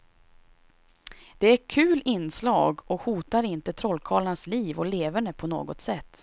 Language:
Swedish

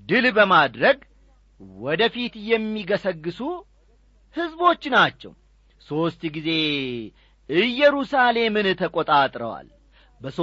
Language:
Amharic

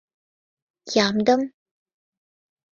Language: Mari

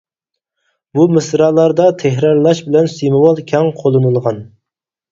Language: Uyghur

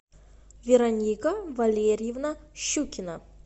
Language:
Russian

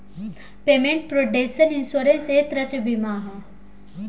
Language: Bhojpuri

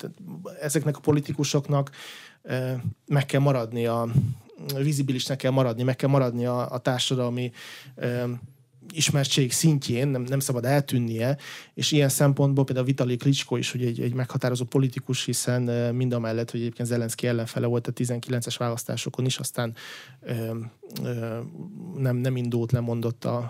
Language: Hungarian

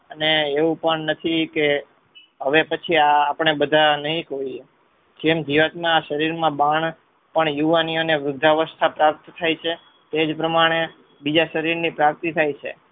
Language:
Gujarati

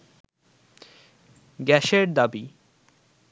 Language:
Bangla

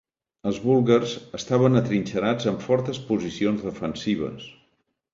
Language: Catalan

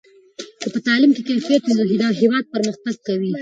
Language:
Pashto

